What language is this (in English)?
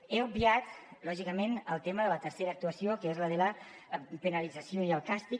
Catalan